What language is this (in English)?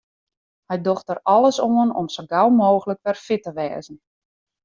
Western Frisian